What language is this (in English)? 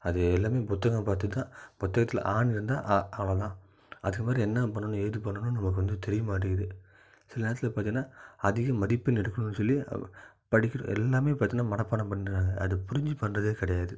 Tamil